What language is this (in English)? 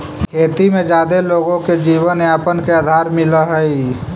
Magahi